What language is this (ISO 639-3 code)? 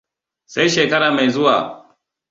hau